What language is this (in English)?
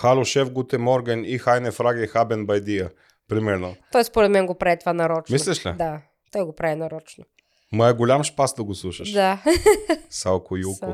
Bulgarian